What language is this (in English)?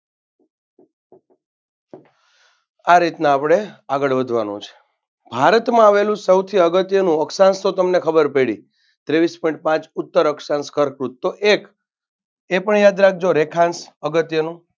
Gujarati